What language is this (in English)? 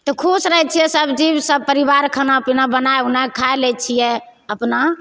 Maithili